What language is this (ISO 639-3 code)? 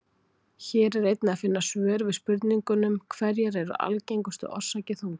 isl